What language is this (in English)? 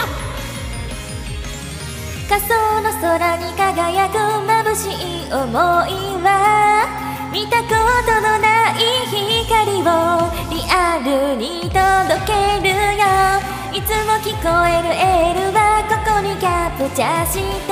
Japanese